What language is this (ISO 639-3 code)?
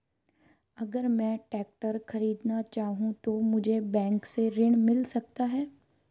hin